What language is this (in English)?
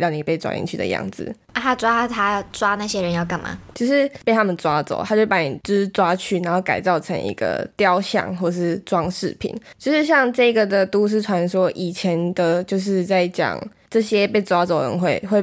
Chinese